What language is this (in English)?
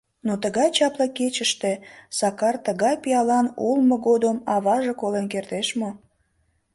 Mari